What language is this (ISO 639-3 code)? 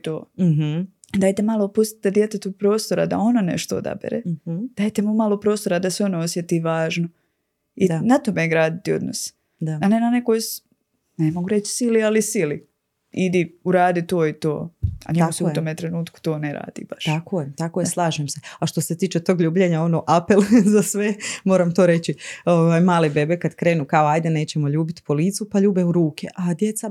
hrv